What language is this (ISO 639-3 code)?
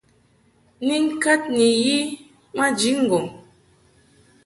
mhk